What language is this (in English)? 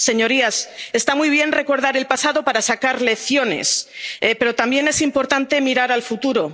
Spanish